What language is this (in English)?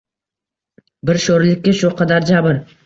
Uzbek